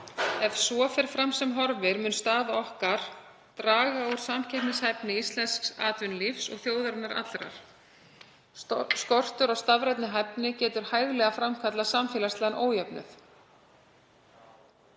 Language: Icelandic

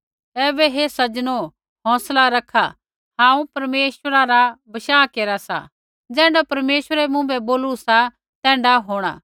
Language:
Kullu Pahari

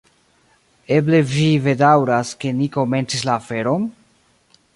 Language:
Esperanto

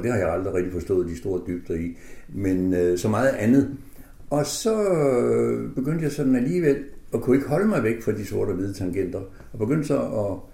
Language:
Danish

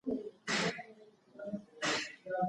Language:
Pashto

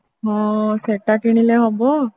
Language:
Odia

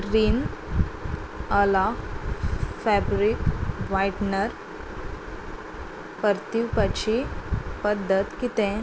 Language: Konkani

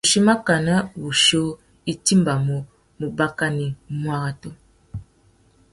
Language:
Tuki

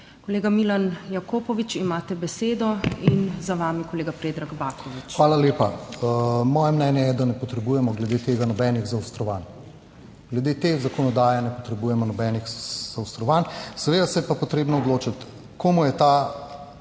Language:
Slovenian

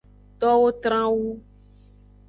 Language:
Aja (Benin)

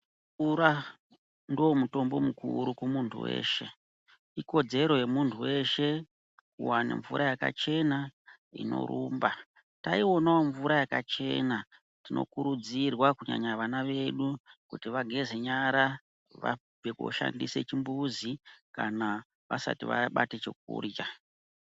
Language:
Ndau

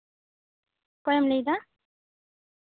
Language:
Santali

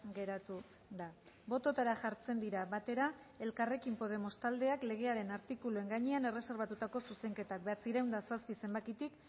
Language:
Basque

